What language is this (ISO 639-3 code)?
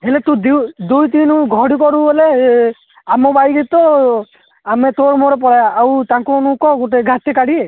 ori